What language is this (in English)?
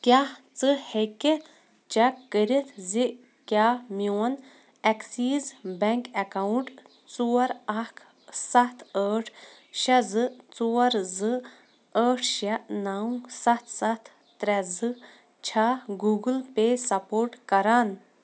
Kashmiri